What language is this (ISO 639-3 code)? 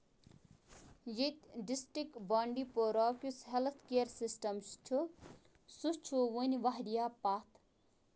kas